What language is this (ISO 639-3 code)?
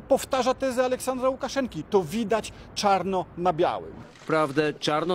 pol